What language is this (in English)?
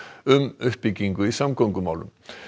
Icelandic